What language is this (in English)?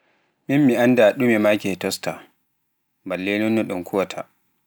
Pular